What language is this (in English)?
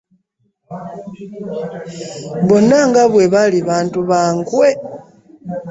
Ganda